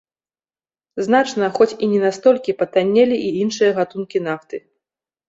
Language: Belarusian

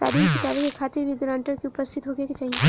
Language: Bhojpuri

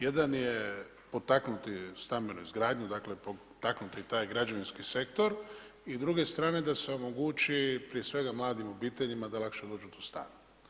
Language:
Croatian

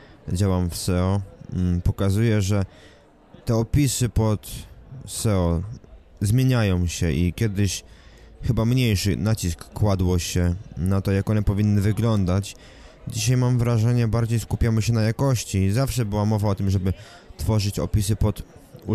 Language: Polish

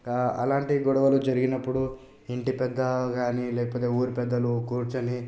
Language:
Telugu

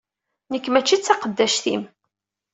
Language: Kabyle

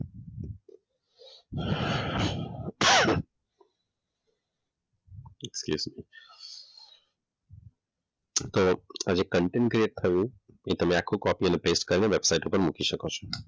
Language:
Gujarati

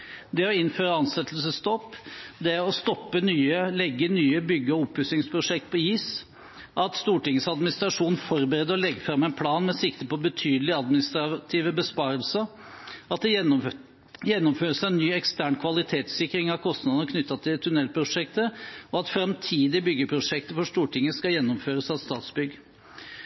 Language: Norwegian Bokmål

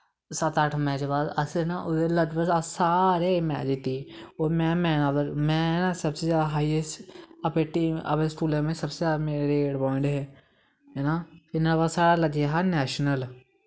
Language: Dogri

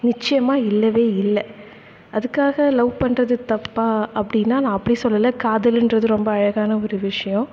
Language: Tamil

